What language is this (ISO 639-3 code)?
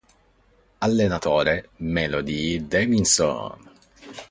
ita